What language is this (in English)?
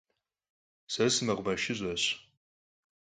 Kabardian